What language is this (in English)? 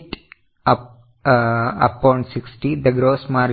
Malayalam